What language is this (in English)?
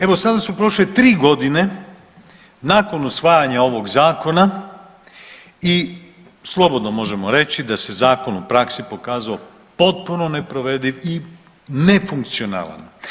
Croatian